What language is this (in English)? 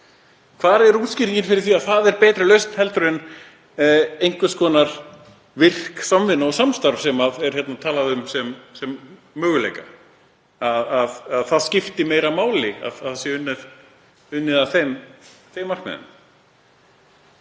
Icelandic